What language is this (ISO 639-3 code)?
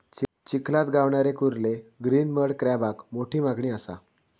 mar